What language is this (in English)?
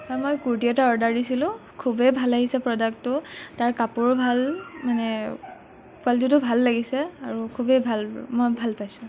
Assamese